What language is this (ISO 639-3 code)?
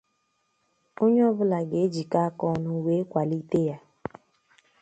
ibo